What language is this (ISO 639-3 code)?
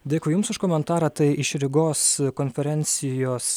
lit